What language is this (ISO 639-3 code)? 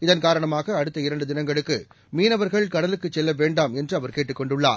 tam